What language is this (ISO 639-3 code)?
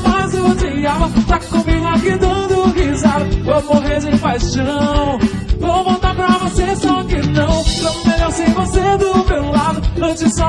por